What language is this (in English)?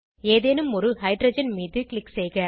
Tamil